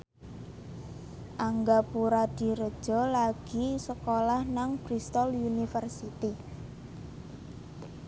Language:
Javanese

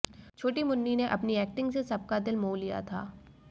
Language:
Hindi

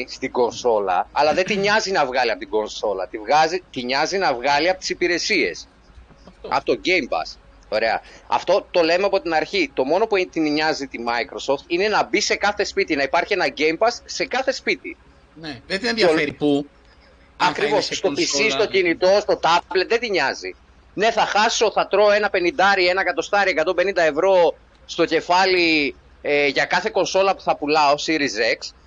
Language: Greek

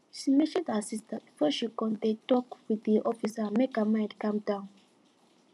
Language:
Nigerian Pidgin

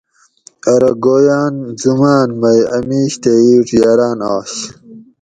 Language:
Gawri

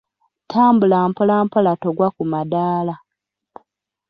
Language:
Ganda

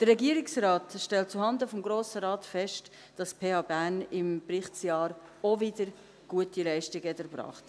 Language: Swiss German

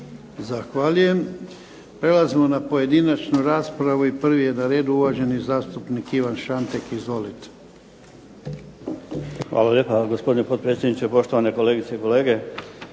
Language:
Croatian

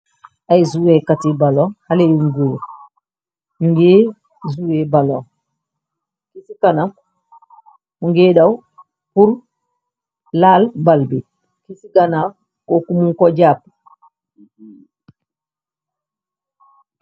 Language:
Wolof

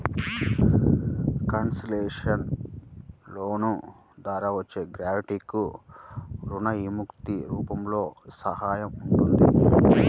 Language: Telugu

